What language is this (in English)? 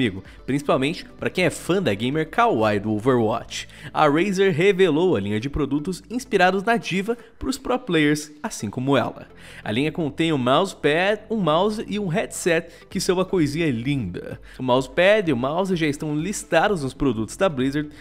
Portuguese